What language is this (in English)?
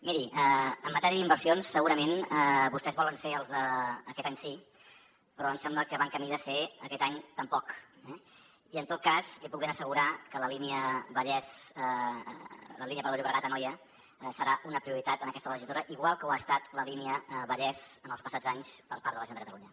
Catalan